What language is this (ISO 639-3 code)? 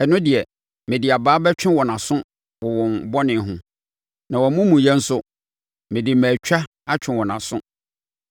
aka